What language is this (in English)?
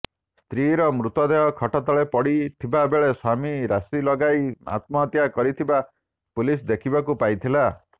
Odia